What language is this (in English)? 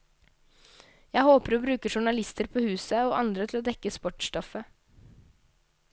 Norwegian